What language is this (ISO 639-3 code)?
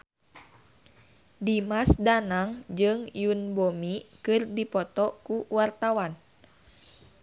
sun